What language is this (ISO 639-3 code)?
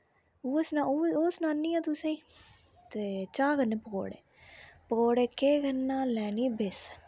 doi